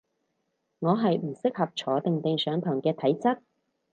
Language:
Cantonese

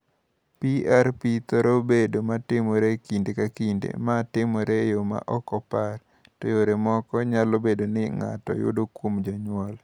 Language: Luo (Kenya and Tanzania)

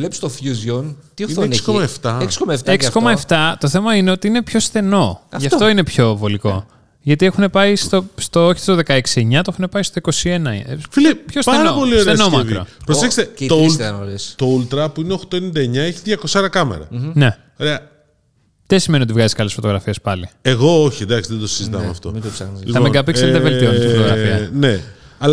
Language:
Greek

